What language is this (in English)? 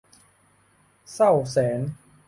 Thai